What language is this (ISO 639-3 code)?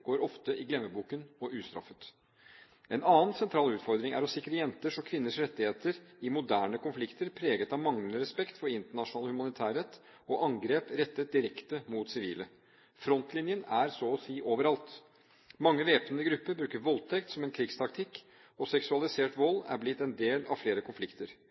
nob